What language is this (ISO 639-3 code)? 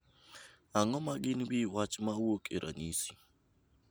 luo